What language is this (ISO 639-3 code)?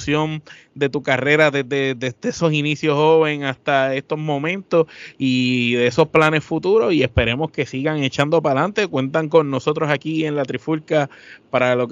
spa